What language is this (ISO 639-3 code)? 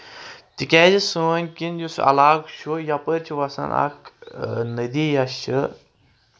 kas